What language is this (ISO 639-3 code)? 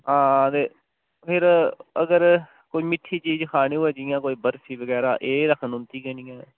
doi